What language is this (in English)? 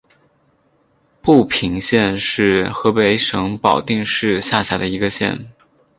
Chinese